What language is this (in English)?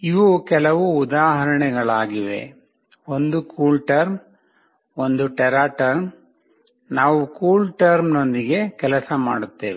Kannada